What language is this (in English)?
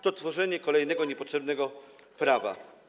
Polish